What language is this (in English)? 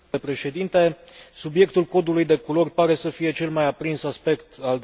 Romanian